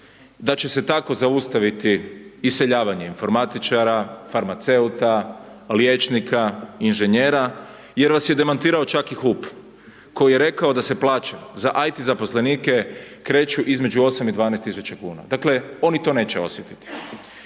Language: Croatian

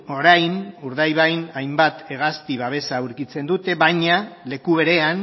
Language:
Basque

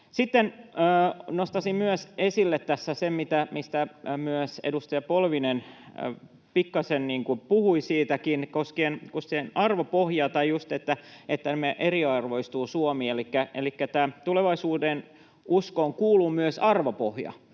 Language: Finnish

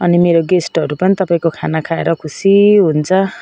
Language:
Nepali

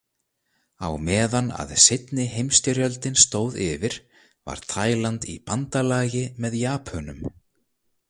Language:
Icelandic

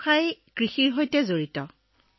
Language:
Assamese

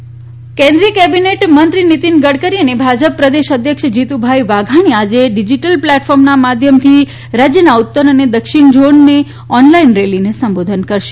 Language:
Gujarati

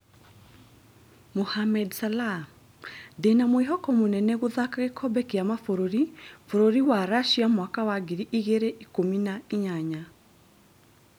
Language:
Kikuyu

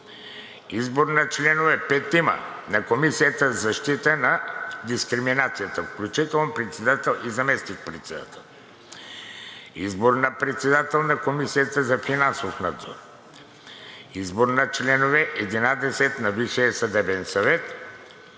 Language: Bulgarian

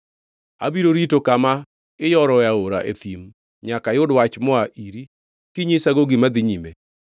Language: Luo (Kenya and Tanzania)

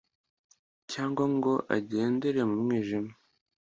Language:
Kinyarwanda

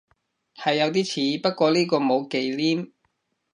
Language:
Cantonese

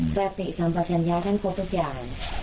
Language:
Thai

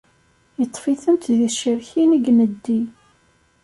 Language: Kabyle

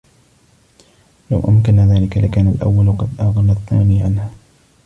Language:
Arabic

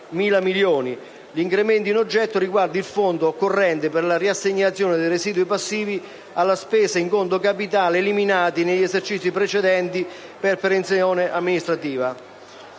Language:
Italian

